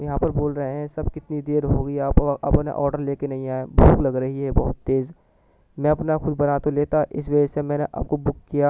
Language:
Urdu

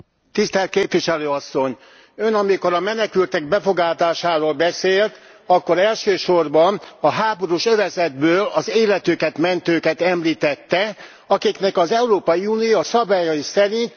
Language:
Hungarian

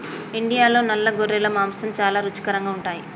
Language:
Telugu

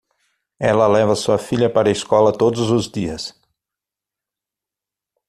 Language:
Portuguese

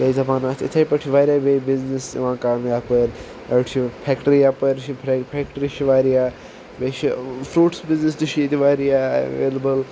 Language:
Kashmiri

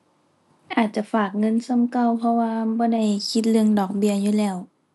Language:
Thai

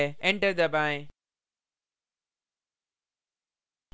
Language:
Hindi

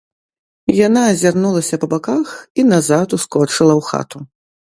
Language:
Belarusian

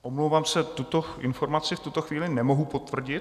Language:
Czech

